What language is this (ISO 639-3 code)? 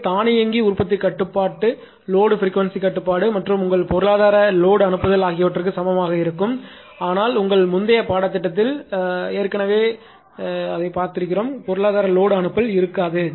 tam